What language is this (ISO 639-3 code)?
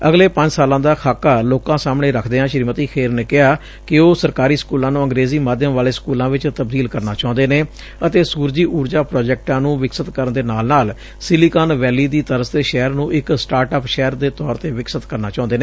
pan